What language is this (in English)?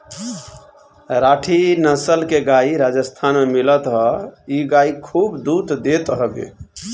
Bhojpuri